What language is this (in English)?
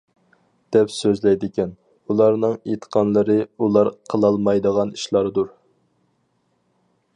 Uyghur